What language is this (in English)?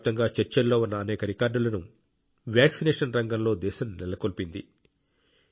Telugu